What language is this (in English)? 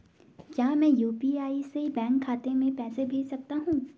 Hindi